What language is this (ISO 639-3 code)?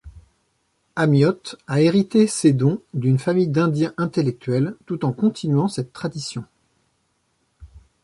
fra